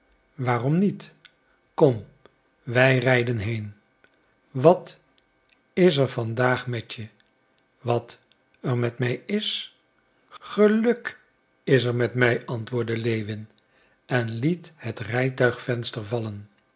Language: Dutch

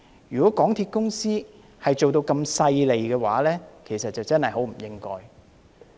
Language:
Cantonese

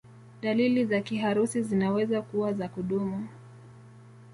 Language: Swahili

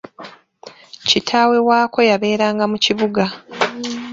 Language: Ganda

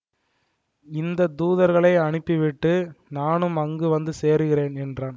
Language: Tamil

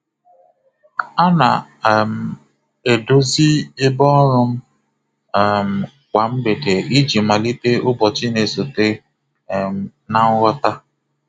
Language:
Igbo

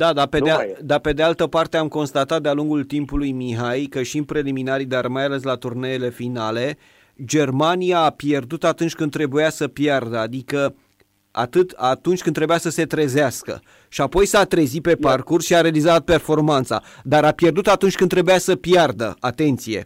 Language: Romanian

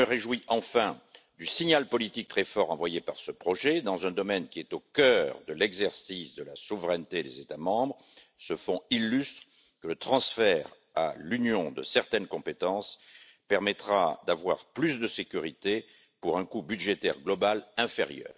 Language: French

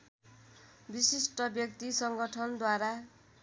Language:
Nepali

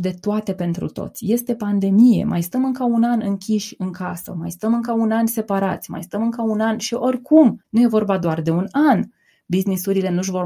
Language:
Romanian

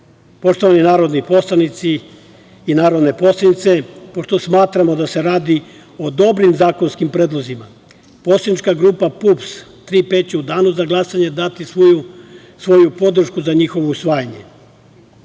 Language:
Serbian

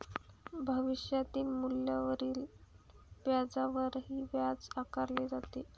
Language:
Marathi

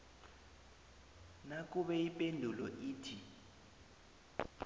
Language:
South Ndebele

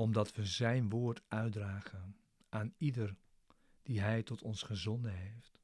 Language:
Dutch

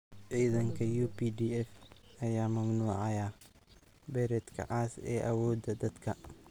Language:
Somali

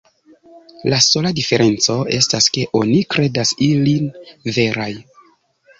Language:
Esperanto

